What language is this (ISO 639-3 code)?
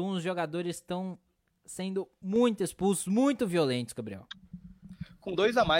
por